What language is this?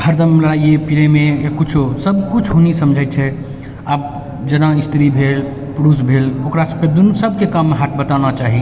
Maithili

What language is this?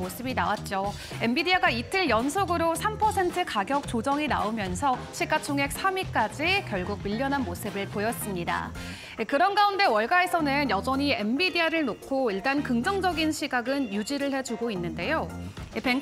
Korean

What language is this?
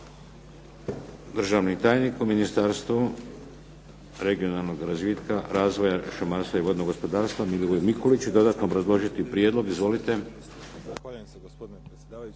Croatian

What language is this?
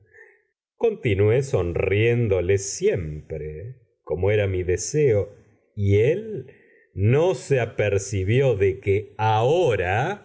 Spanish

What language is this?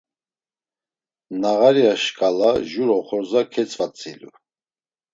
Laz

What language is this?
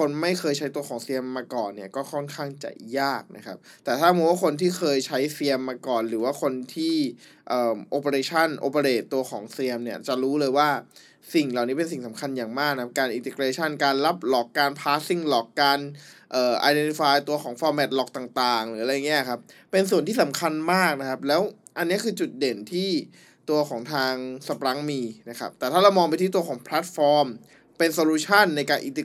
Thai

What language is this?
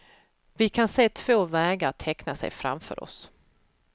Swedish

